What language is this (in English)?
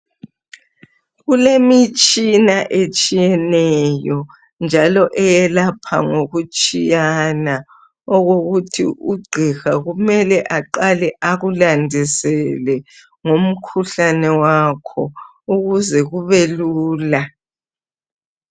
North Ndebele